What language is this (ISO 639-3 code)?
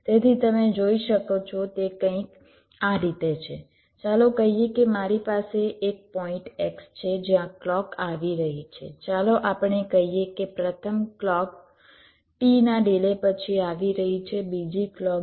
guj